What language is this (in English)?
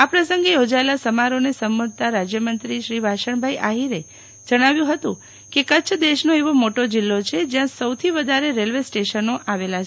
Gujarati